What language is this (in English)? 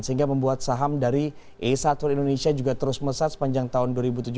Indonesian